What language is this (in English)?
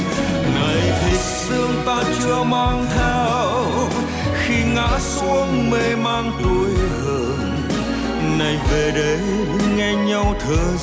Vietnamese